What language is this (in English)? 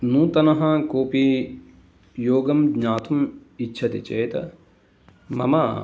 Sanskrit